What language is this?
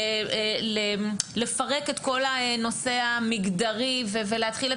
Hebrew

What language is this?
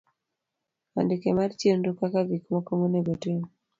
Luo (Kenya and Tanzania)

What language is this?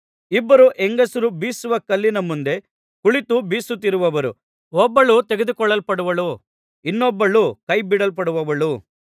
Kannada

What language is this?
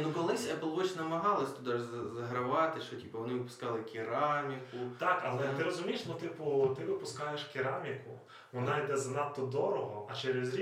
Ukrainian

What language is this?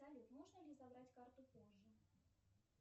Russian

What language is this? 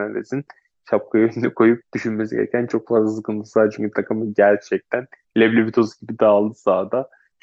Turkish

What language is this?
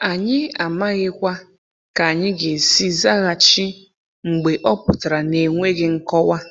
Igbo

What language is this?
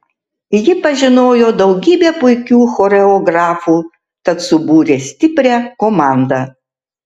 Lithuanian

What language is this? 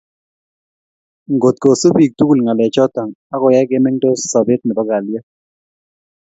Kalenjin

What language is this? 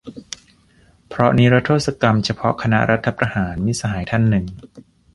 Thai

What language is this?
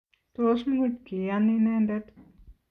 Kalenjin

